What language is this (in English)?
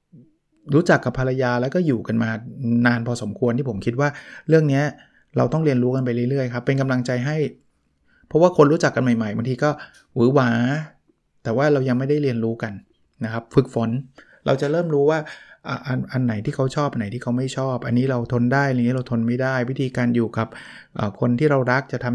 Thai